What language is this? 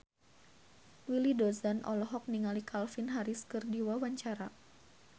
Sundanese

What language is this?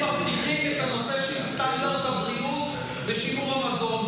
Hebrew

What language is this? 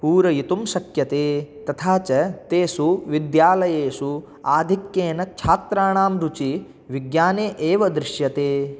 Sanskrit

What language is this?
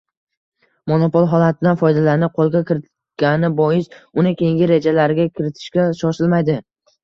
Uzbek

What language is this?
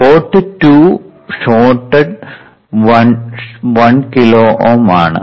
Malayalam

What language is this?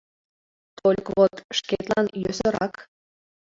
Mari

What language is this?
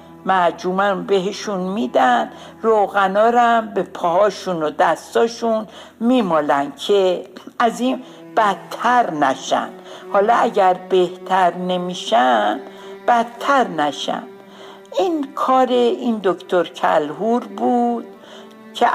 Persian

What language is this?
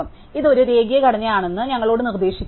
Malayalam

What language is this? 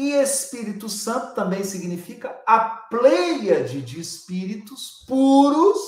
Portuguese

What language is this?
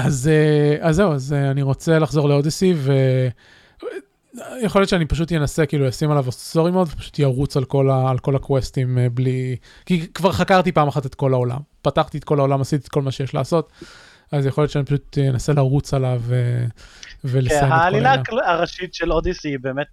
Hebrew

